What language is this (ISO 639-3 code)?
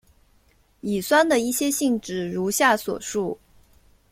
zho